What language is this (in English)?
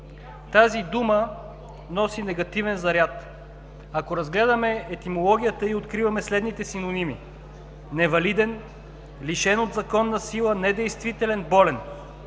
Bulgarian